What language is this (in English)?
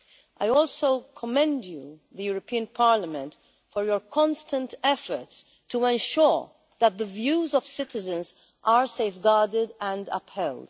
English